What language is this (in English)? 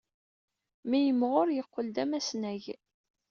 Kabyle